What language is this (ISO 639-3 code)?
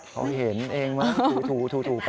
tha